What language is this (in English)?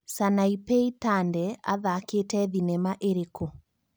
Kikuyu